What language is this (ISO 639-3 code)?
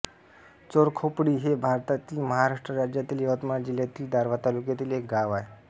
mar